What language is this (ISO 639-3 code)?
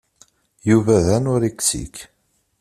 kab